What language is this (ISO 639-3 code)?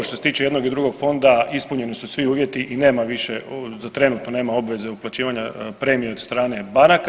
hrv